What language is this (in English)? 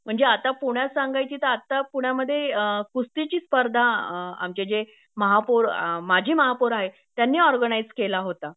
Marathi